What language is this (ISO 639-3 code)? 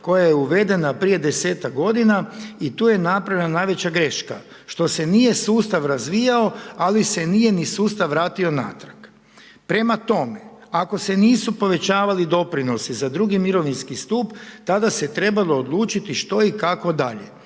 hrv